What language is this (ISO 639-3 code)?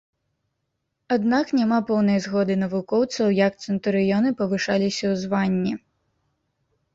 bel